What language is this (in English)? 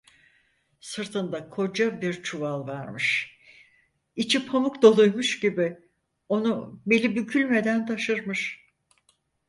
Turkish